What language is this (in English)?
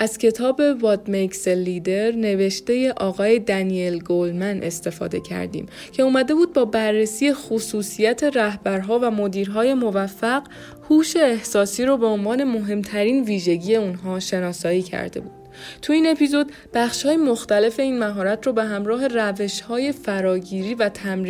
Persian